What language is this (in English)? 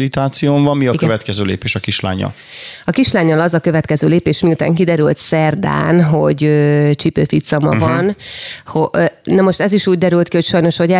Hungarian